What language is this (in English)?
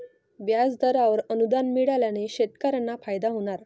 Marathi